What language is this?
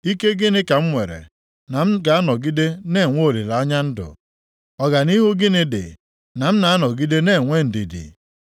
Igbo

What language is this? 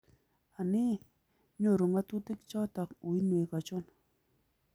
Kalenjin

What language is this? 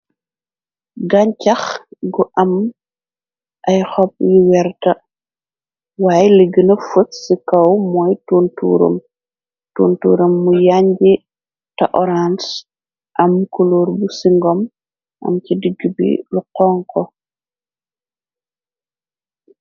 Wolof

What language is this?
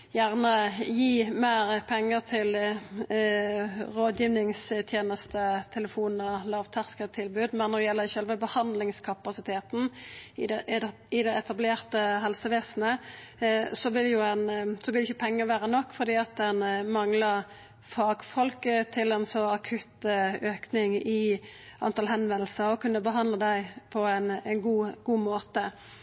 Norwegian Nynorsk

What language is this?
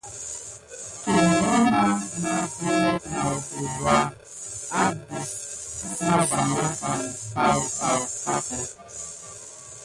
Gidar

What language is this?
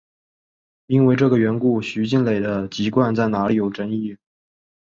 Chinese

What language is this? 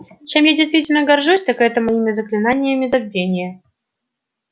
Russian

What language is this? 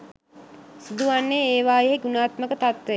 Sinhala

